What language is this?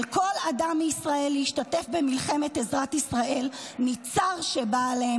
Hebrew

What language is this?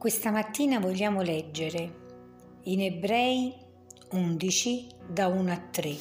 Italian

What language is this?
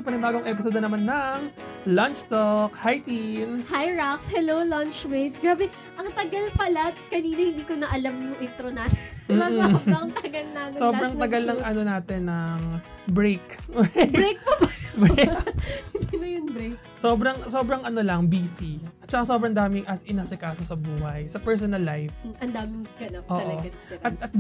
Filipino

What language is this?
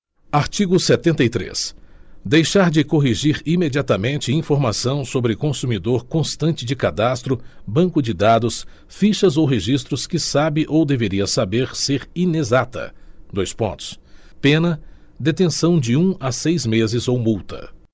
Portuguese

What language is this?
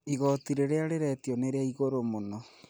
Kikuyu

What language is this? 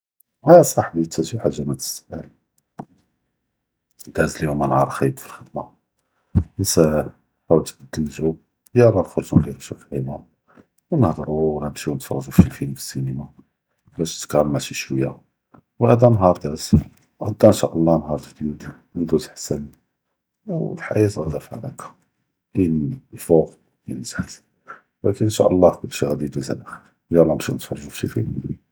Judeo-Arabic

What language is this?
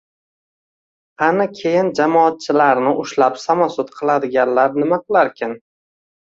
Uzbek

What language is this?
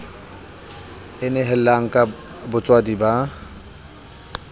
Southern Sotho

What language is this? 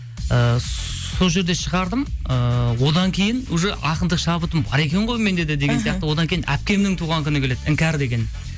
Kazakh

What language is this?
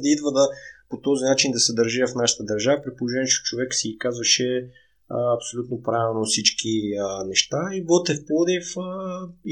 Bulgarian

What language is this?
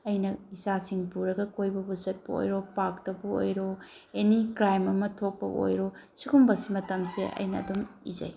Manipuri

